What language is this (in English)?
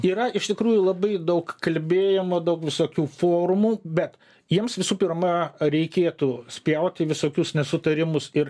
Lithuanian